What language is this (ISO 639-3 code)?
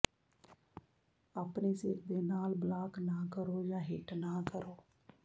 pan